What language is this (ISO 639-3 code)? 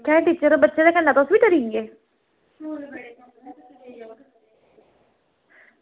doi